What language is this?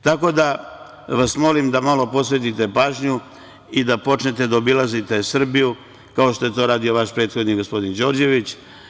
Serbian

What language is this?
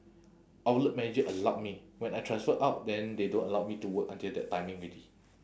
English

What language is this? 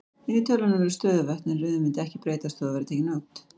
Icelandic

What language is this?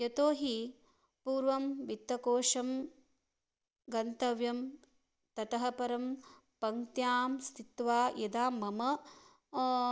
Sanskrit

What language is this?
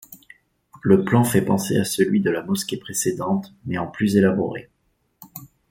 French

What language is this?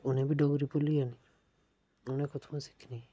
Dogri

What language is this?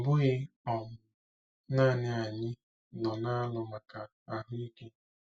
Igbo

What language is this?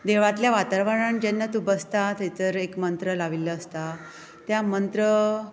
Konkani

